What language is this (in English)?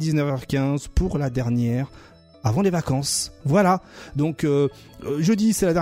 French